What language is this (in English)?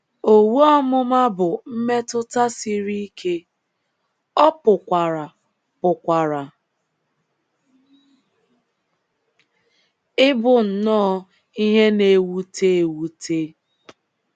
Igbo